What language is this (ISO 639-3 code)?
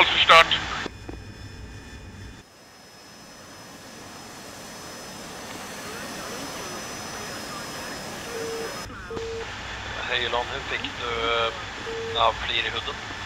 swe